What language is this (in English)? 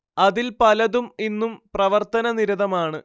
Malayalam